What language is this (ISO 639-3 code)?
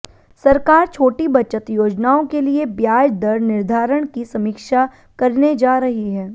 hin